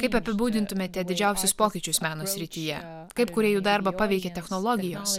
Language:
Lithuanian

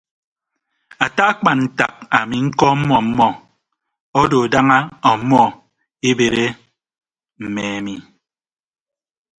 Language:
Ibibio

